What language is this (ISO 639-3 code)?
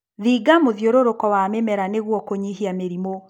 kik